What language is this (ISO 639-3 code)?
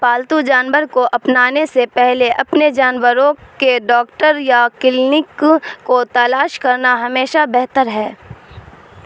urd